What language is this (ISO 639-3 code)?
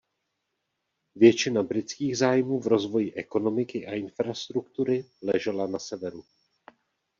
ces